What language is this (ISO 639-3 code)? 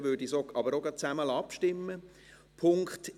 gsw